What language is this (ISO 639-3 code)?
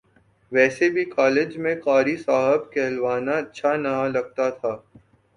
urd